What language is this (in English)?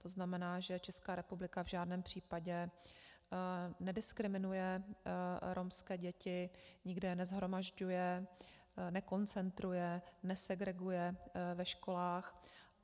Czech